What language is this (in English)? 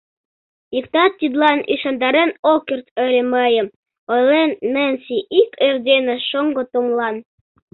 Mari